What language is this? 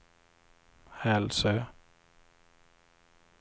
Swedish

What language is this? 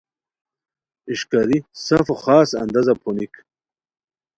Khowar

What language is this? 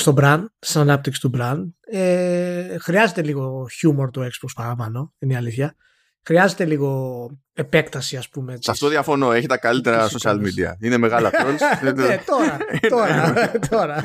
Greek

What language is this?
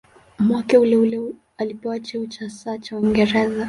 Swahili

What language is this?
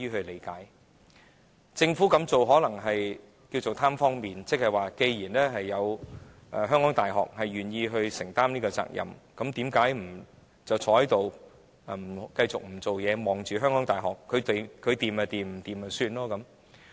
Cantonese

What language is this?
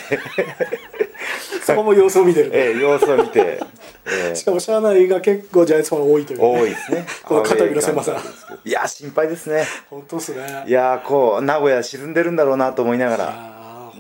Japanese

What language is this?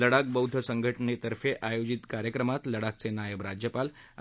Marathi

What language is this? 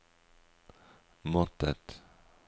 Norwegian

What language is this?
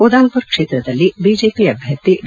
Kannada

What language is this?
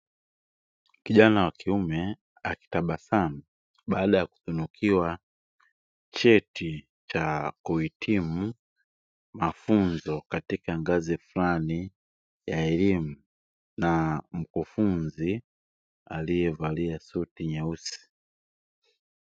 Swahili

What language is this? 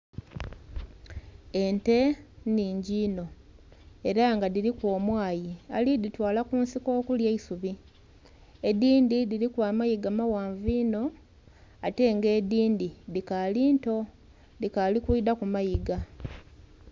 Soga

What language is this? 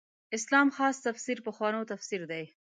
Pashto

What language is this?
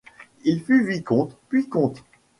French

